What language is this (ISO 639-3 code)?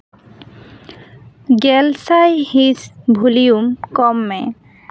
sat